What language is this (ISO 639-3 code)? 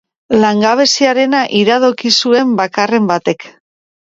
eus